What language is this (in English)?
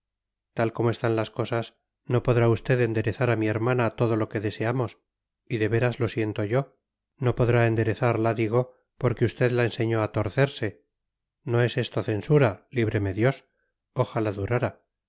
Spanish